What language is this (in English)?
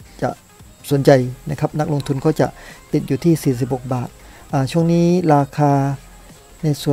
Thai